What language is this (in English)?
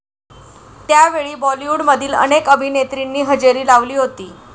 Marathi